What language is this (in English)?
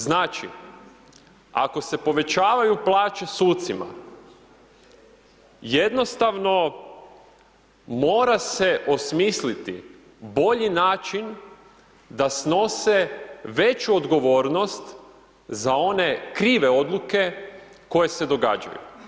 Croatian